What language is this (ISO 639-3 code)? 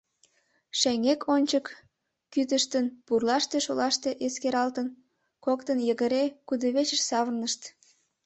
chm